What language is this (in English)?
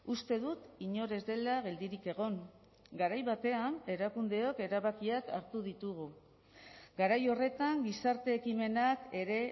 Basque